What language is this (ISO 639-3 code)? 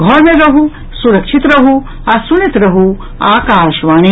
mai